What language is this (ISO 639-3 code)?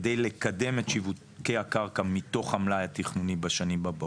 heb